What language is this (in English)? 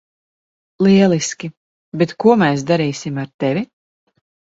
Latvian